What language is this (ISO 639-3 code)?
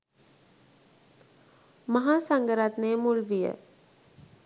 sin